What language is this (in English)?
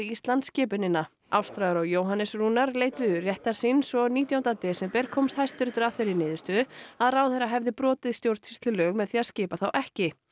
Icelandic